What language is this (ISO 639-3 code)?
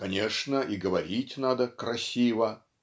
rus